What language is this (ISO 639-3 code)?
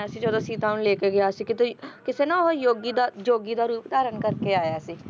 pan